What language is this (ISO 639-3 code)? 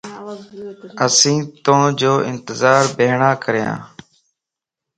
lss